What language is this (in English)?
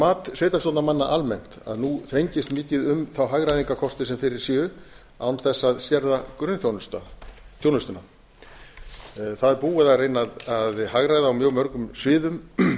Icelandic